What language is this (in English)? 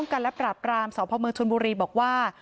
Thai